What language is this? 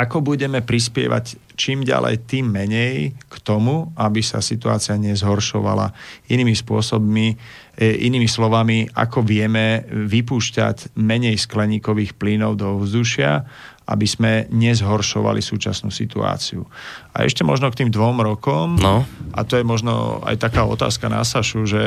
Slovak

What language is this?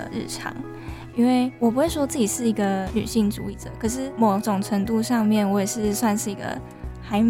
Chinese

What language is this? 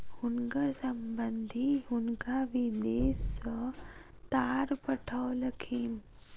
Maithili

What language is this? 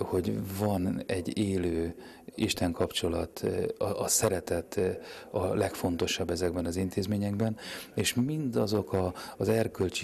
Hungarian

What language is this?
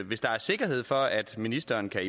Danish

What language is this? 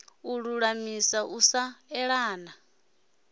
Venda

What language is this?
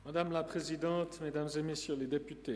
Swiss German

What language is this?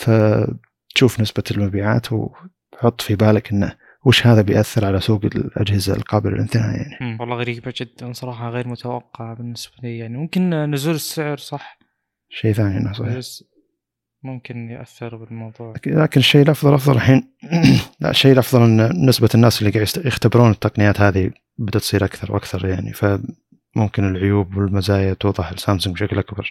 Arabic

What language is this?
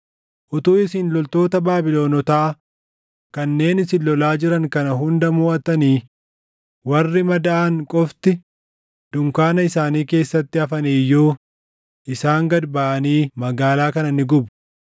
Oromo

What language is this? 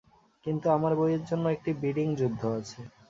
Bangla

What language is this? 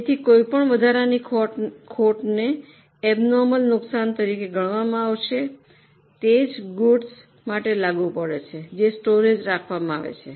Gujarati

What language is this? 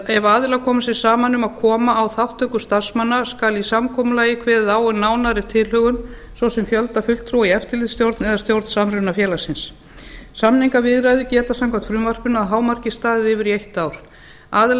Icelandic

